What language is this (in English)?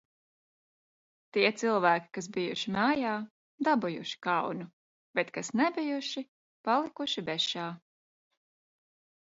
Latvian